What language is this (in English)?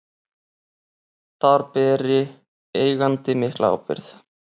Icelandic